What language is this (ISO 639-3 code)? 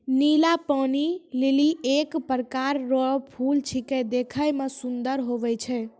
mai